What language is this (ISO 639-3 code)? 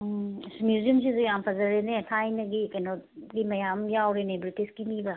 mni